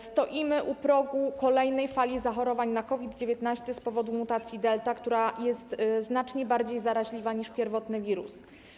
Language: Polish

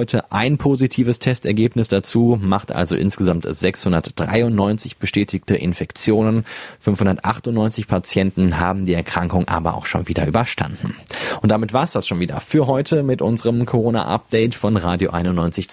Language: German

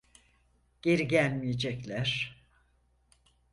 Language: Turkish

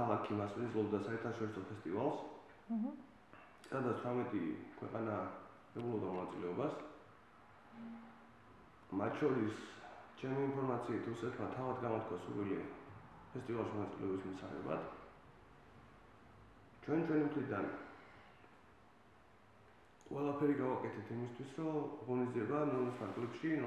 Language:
Turkish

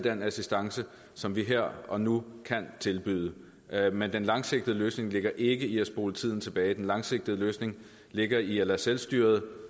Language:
Danish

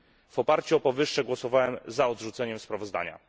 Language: Polish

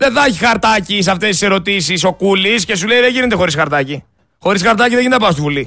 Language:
Greek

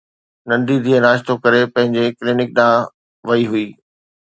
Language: Sindhi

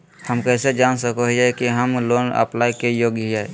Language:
Magahi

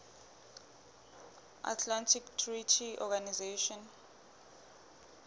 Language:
Southern Sotho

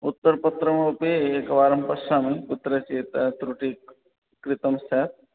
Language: Sanskrit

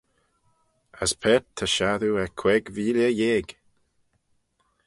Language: Manx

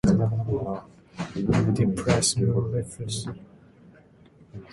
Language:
Asturian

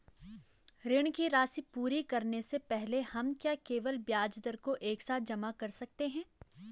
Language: Hindi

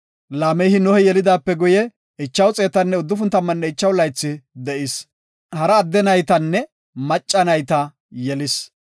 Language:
Gofa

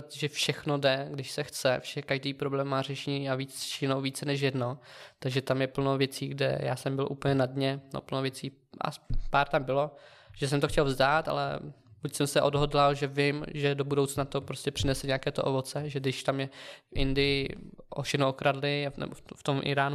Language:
Czech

